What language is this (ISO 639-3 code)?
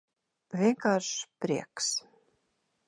lav